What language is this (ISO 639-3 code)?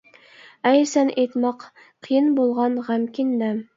uig